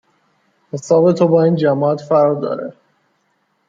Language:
Persian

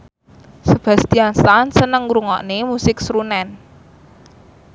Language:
Javanese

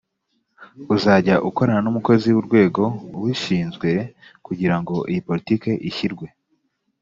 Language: Kinyarwanda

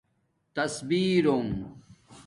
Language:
Domaaki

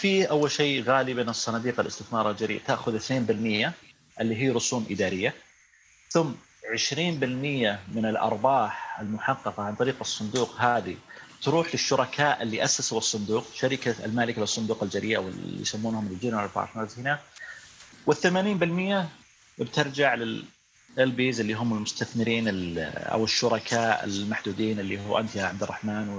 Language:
Arabic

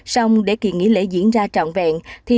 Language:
Vietnamese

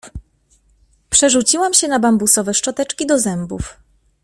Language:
Polish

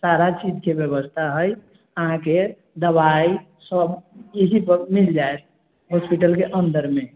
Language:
Maithili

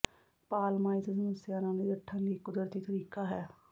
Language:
Punjabi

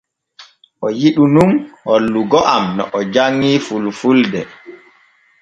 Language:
Borgu Fulfulde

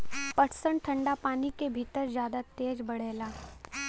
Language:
Bhojpuri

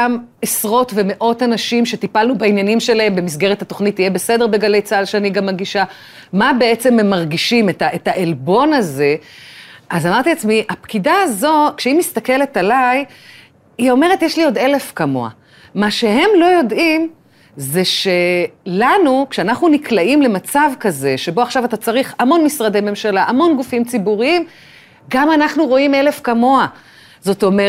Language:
Hebrew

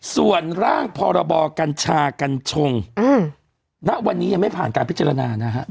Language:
Thai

